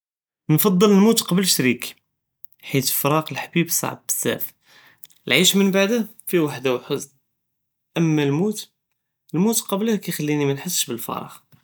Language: Judeo-Arabic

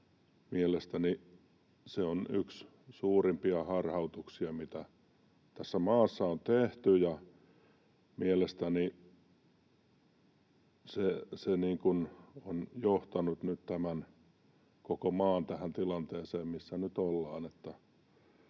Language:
Finnish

